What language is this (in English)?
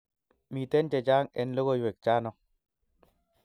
Kalenjin